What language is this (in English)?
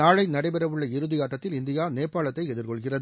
Tamil